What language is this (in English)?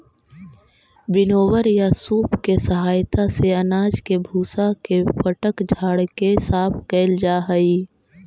Magahi